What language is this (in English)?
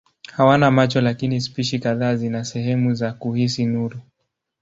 Swahili